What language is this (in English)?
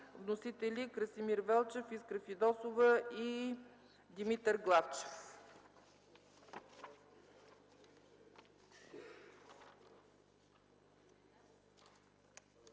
Bulgarian